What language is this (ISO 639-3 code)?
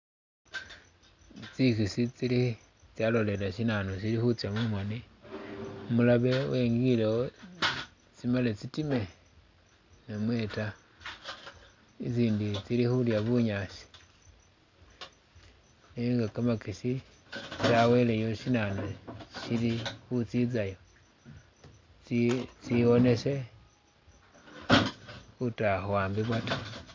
myx